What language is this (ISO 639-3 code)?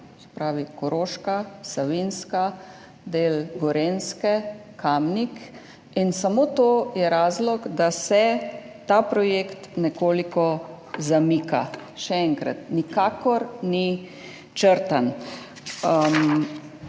slv